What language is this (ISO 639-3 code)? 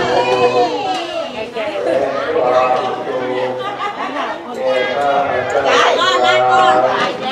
tha